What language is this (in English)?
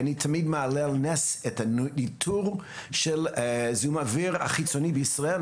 Hebrew